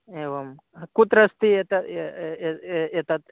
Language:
Sanskrit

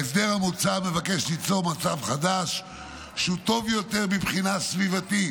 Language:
Hebrew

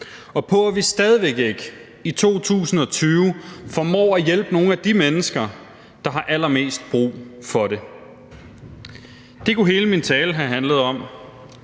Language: Danish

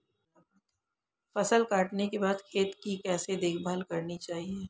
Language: Hindi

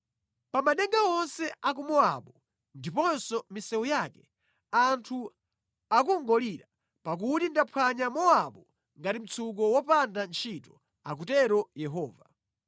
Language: Nyanja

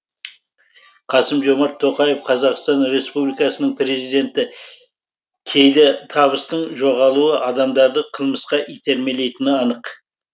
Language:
Kazakh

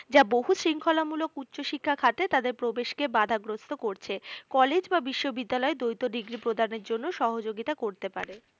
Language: Bangla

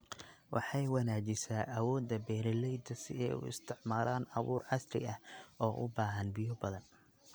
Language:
Somali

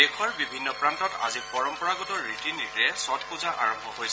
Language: Assamese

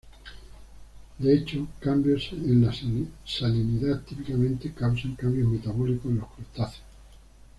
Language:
Spanish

